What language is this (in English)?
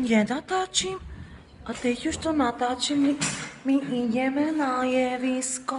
Czech